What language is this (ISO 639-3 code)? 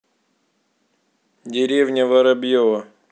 rus